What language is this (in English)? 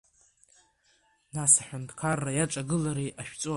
Abkhazian